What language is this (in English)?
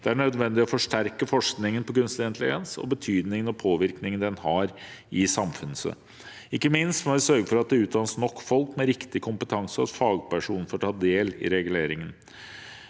Norwegian